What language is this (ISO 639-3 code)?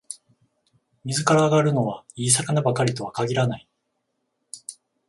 jpn